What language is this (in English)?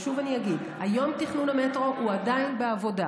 Hebrew